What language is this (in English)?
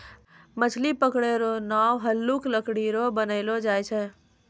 Maithili